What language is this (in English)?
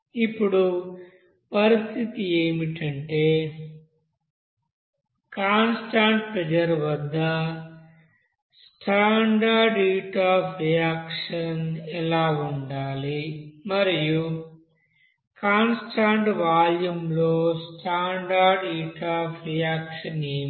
Telugu